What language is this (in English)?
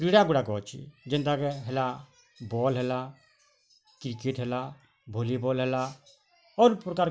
Odia